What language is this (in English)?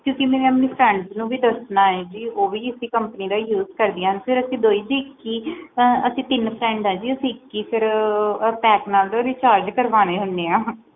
Punjabi